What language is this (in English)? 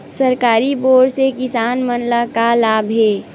Chhattisgarhi